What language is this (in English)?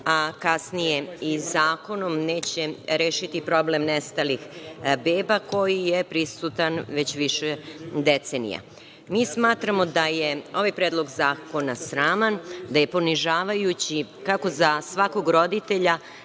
Serbian